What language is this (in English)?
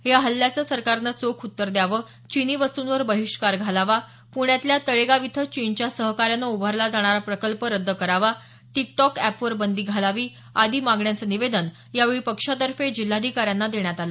Marathi